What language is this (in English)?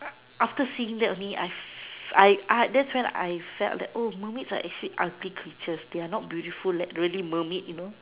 English